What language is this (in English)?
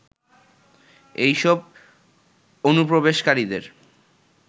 Bangla